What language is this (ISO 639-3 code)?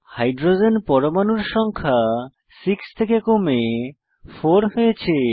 ben